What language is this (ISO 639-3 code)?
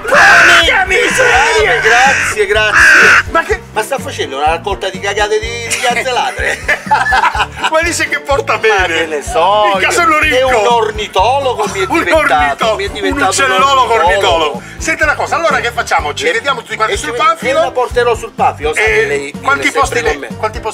ita